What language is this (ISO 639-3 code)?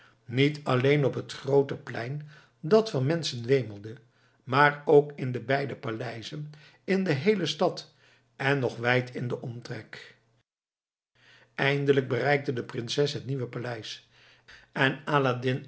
nld